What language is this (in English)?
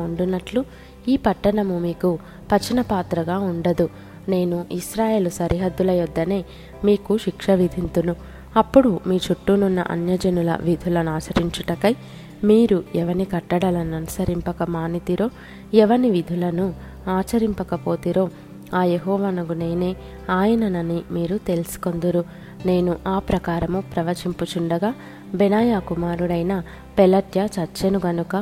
Telugu